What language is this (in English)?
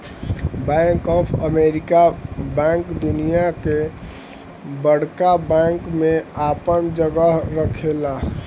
Bhojpuri